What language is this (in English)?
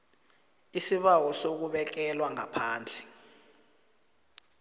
South Ndebele